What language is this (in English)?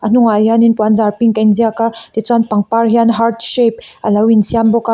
Mizo